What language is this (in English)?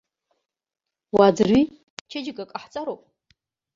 Abkhazian